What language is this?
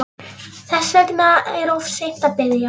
Icelandic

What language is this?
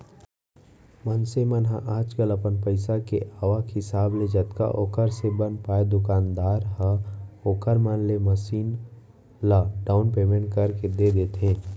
Chhattisgarhi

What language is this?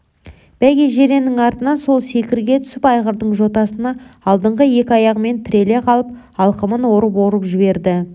Kazakh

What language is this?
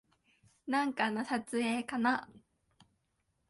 Japanese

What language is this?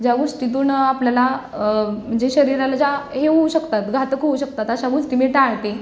Marathi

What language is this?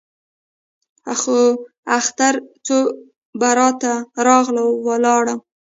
Pashto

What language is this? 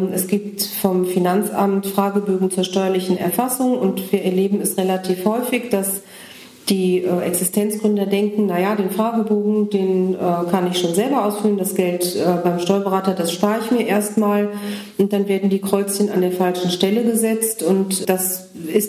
German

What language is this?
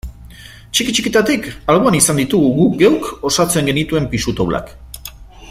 Basque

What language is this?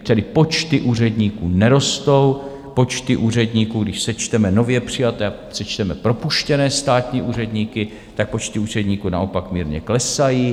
Czech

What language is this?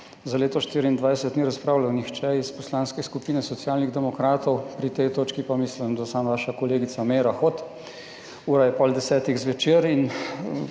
Slovenian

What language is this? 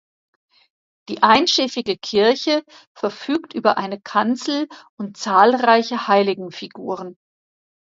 German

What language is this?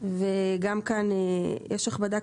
Hebrew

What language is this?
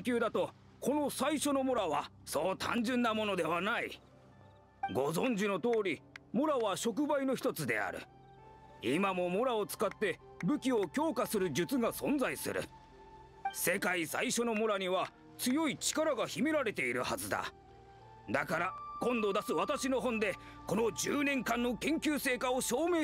Japanese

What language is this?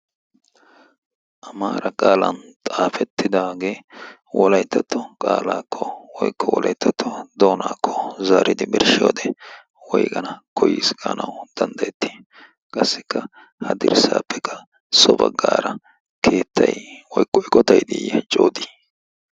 Wolaytta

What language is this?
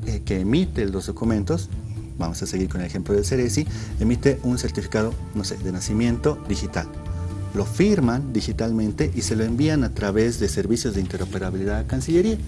Spanish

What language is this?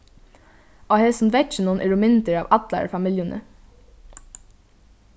Faroese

